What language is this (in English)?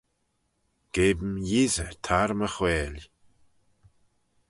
Manx